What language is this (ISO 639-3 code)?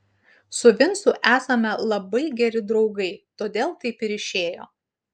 lit